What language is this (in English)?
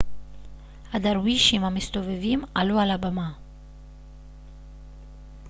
Hebrew